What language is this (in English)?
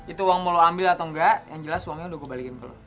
Indonesian